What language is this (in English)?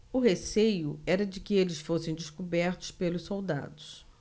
Portuguese